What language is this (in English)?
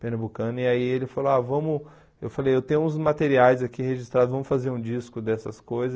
Portuguese